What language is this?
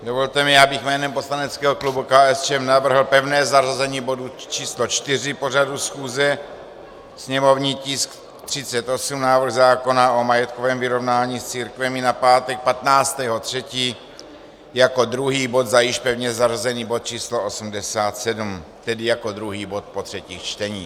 Czech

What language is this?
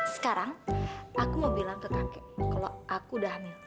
Indonesian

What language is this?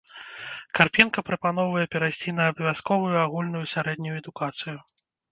Belarusian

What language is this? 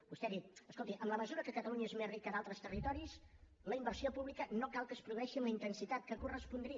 Catalan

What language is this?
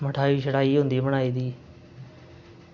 Dogri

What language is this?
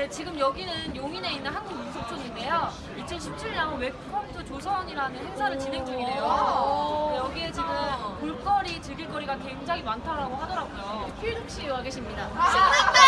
Korean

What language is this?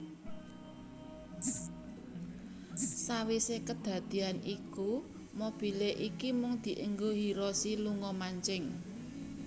Javanese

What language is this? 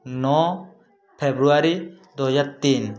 Odia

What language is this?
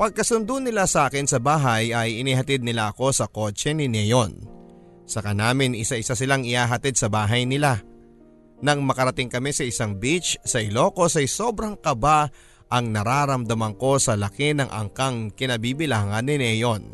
Filipino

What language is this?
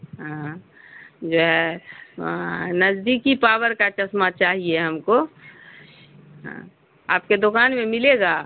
Urdu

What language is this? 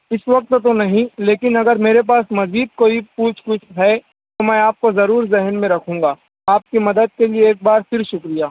Urdu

